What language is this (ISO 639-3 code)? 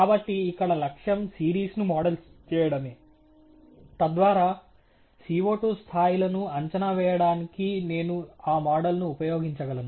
tel